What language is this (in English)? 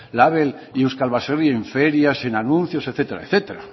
Spanish